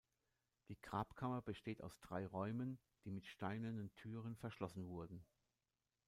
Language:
German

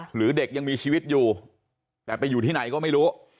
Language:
Thai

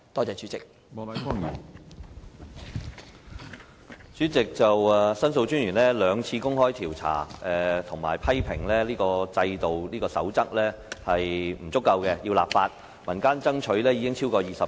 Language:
Cantonese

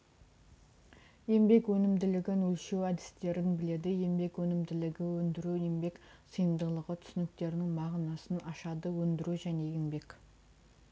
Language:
Kazakh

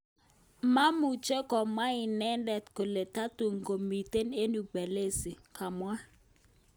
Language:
Kalenjin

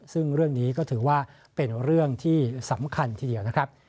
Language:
Thai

